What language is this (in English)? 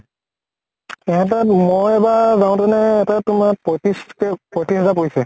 Assamese